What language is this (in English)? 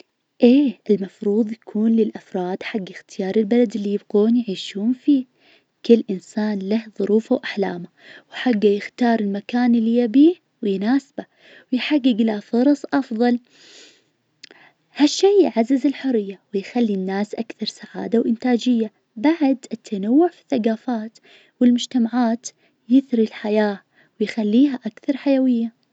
Najdi Arabic